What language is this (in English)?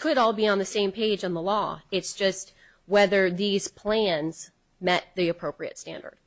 English